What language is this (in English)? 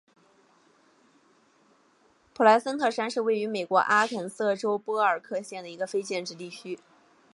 Chinese